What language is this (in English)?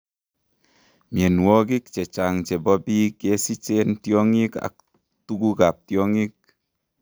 Kalenjin